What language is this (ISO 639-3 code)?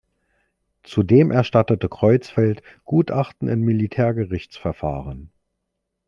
deu